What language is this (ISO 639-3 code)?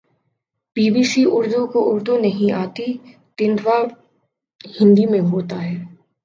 urd